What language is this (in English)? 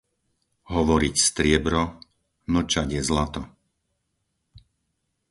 Slovak